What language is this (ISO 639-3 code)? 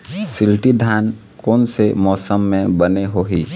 hne